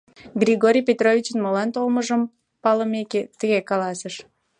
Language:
Mari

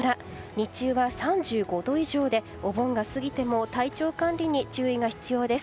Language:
Japanese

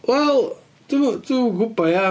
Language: Welsh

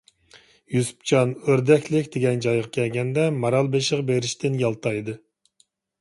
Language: Uyghur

